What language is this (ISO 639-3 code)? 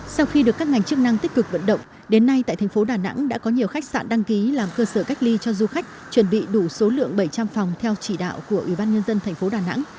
vie